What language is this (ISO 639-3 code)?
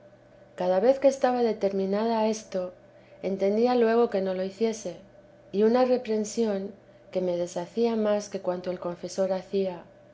spa